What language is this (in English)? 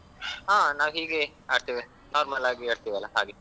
Kannada